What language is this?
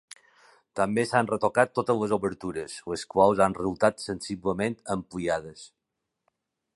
Catalan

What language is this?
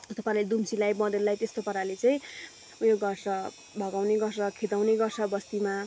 Nepali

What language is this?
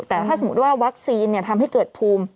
Thai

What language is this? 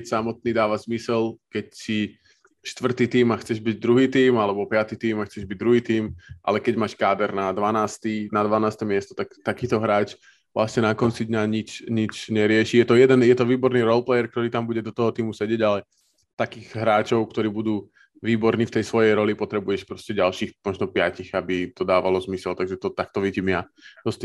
Slovak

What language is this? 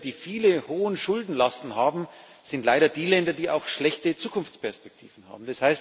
German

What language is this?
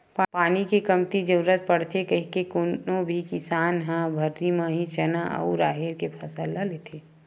Chhattisgarhi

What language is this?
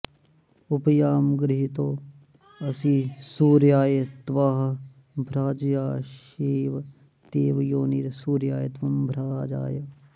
Sanskrit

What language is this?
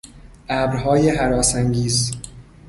Persian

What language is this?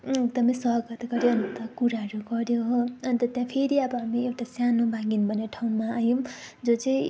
Nepali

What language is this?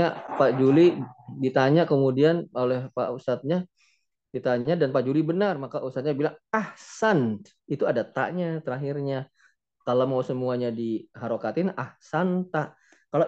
Indonesian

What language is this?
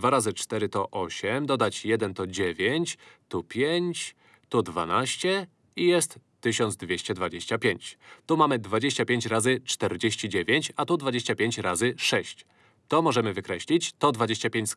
Polish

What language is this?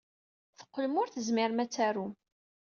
Kabyle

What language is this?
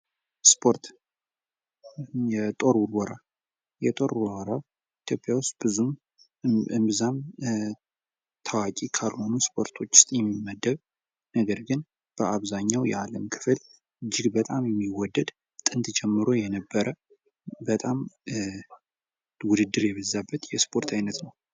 Amharic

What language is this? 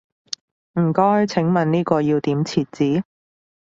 Cantonese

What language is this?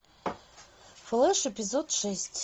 Russian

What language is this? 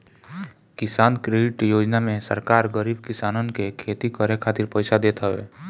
Bhojpuri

